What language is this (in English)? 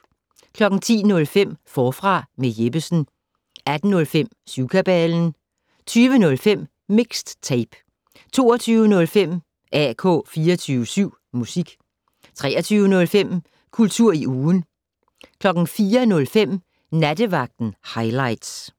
Danish